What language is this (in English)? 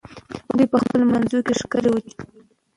Pashto